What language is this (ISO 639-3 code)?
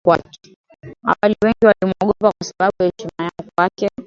swa